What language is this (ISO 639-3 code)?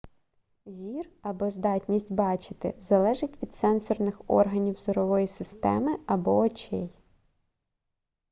ukr